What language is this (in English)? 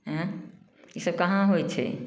Maithili